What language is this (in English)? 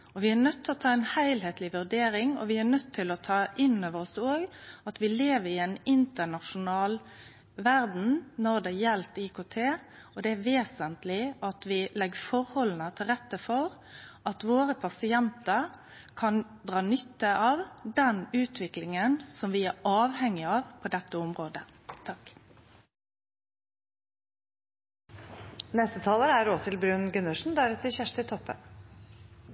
Norwegian Nynorsk